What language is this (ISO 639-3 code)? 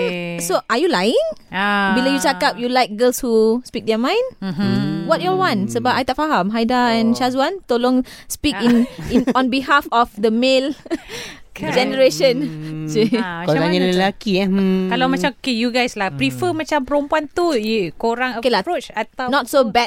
msa